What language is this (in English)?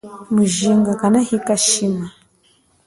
Chokwe